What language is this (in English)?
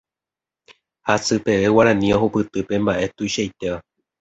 Guarani